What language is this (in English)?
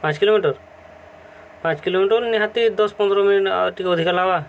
Odia